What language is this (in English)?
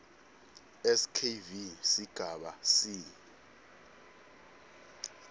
Swati